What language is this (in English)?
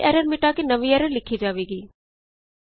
Punjabi